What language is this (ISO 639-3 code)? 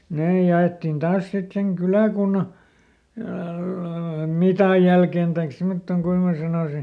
fin